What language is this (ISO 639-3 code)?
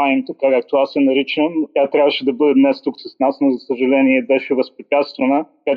bul